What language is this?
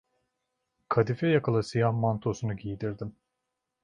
Turkish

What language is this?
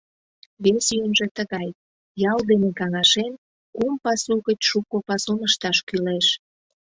Mari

